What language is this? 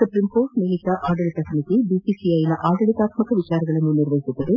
Kannada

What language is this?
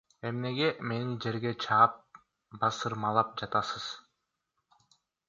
Kyrgyz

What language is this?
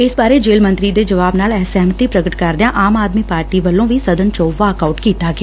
Punjabi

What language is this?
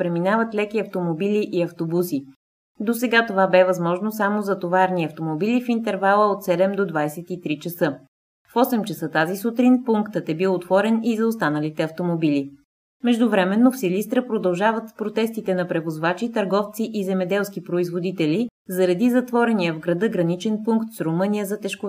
Bulgarian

